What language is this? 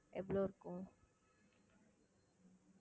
Tamil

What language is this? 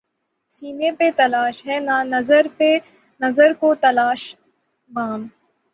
Urdu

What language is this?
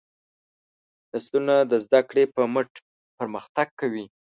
Pashto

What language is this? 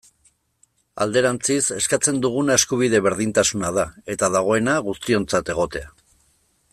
Basque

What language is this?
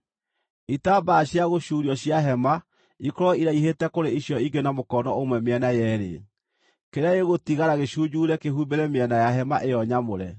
Kikuyu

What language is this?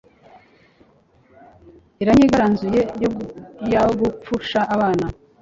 Kinyarwanda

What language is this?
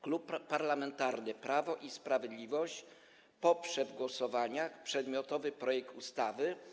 Polish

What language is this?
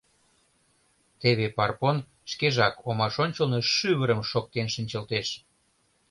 Mari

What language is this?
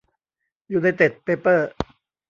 Thai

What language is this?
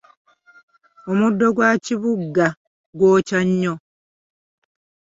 Ganda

